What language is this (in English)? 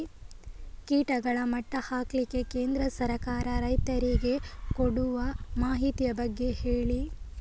Kannada